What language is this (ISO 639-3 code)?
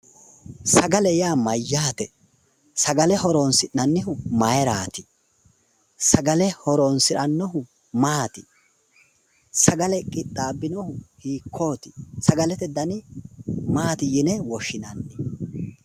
sid